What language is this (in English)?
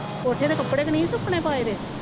Punjabi